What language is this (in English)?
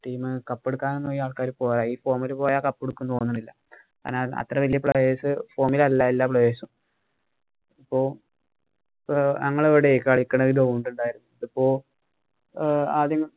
Malayalam